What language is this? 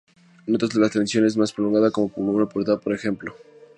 Spanish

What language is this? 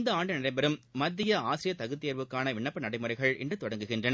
Tamil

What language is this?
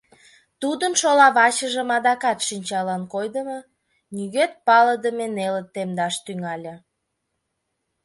Mari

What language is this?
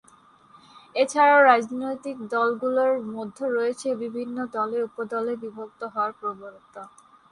Bangla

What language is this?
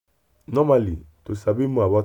Nigerian Pidgin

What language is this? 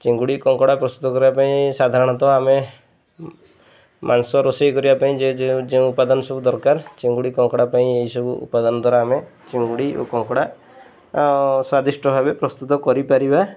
Odia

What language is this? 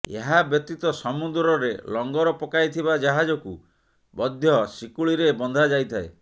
Odia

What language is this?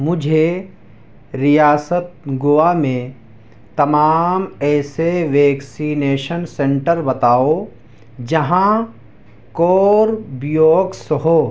Urdu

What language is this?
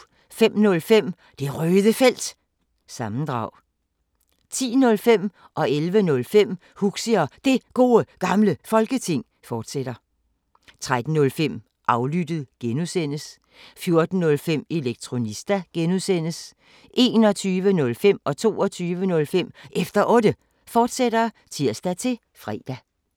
Danish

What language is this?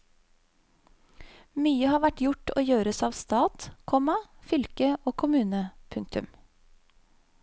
Norwegian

